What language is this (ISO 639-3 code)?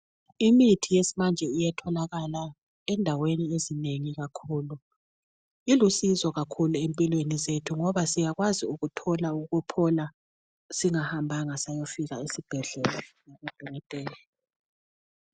nde